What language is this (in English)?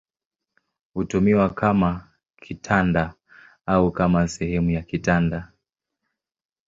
Swahili